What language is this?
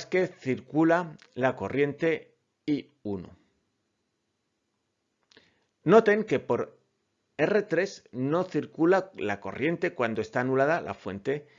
Spanish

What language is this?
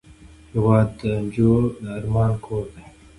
Pashto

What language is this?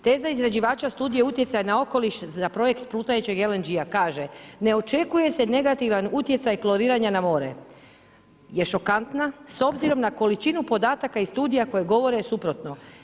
Croatian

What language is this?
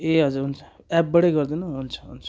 Nepali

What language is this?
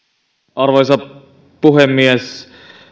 Finnish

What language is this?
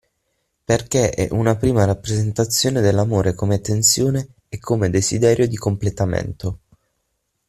Italian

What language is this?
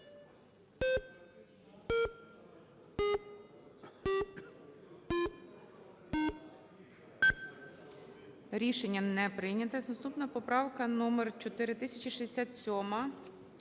Ukrainian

